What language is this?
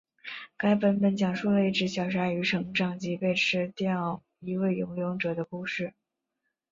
Chinese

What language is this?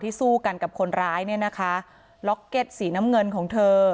Thai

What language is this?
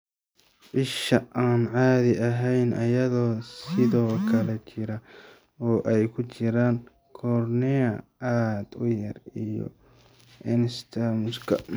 Somali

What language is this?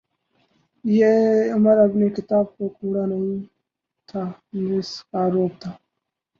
Urdu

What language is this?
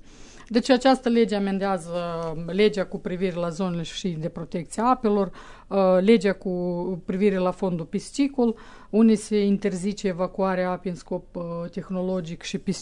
Romanian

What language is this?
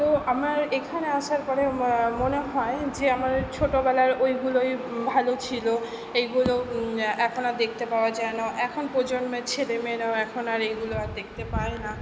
Bangla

